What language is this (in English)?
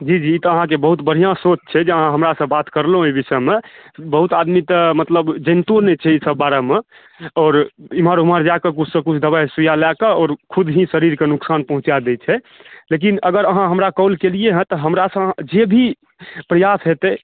Maithili